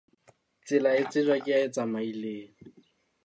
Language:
Southern Sotho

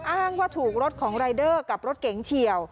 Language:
Thai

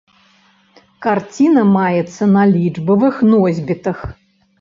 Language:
Belarusian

